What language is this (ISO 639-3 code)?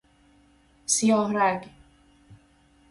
fas